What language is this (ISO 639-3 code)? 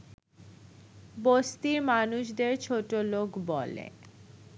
ben